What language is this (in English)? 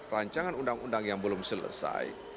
Indonesian